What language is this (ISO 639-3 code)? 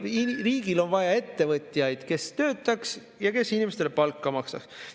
est